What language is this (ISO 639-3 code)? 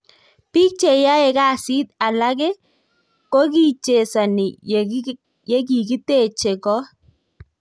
kln